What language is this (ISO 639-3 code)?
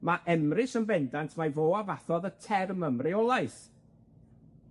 cym